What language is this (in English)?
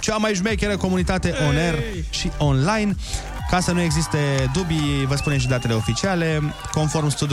Romanian